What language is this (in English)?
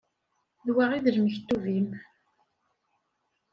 Kabyle